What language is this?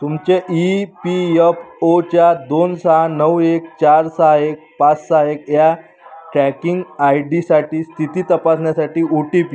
Marathi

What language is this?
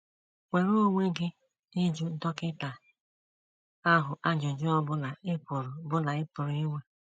Igbo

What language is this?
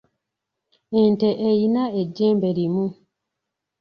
Ganda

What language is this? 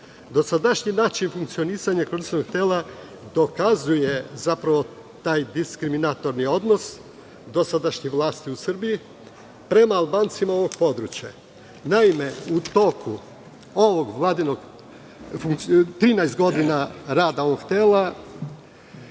Serbian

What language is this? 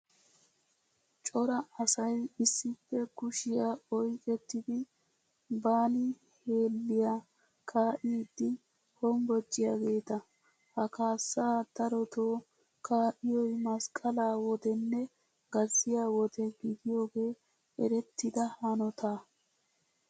Wolaytta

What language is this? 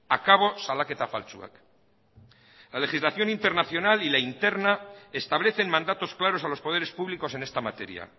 Spanish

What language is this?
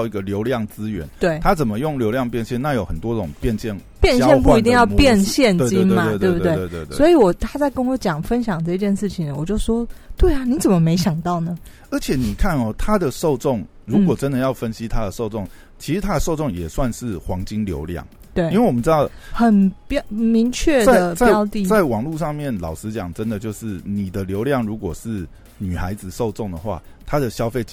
Chinese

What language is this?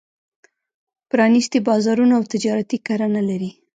Pashto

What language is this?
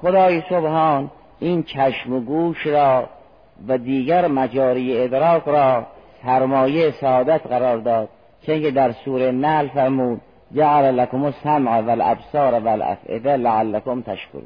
Persian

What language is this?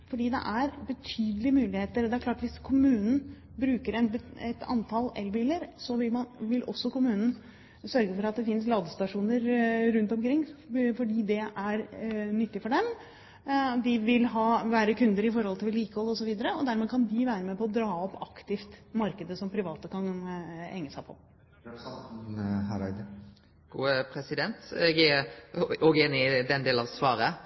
Norwegian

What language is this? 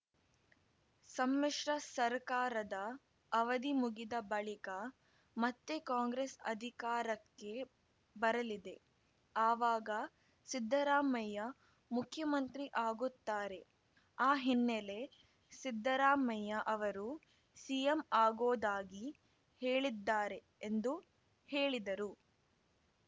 Kannada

